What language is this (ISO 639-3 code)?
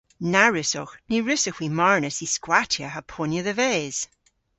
cor